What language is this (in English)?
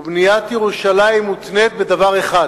Hebrew